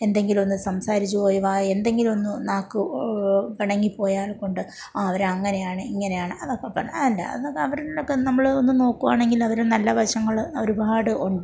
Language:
Malayalam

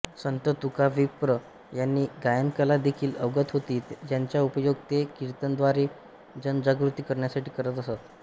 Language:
Marathi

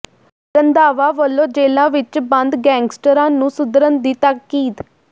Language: Punjabi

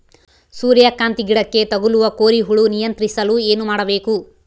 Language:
Kannada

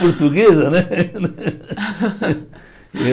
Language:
Portuguese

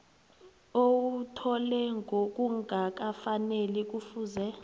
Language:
South Ndebele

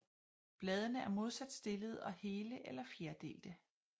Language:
Danish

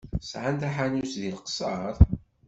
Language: Kabyle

